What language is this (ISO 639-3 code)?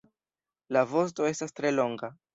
epo